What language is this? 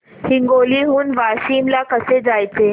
Marathi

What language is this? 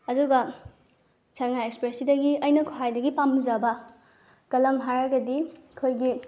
Manipuri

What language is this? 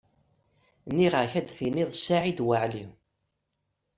Kabyle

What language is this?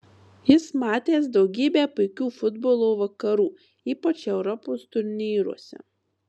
Lithuanian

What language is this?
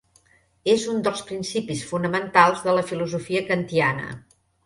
Catalan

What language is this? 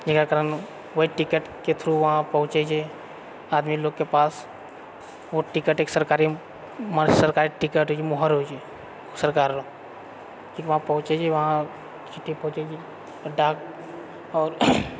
Maithili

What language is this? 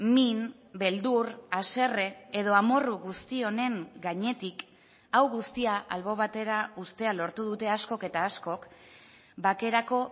Basque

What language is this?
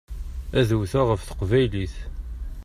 Kabyle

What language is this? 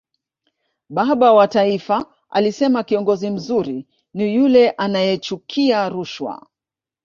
Swahili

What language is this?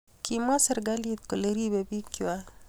Kalenjin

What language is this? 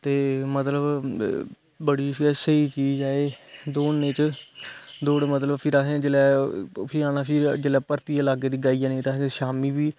Dogri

